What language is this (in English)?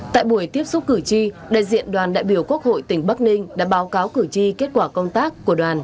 Vietnamese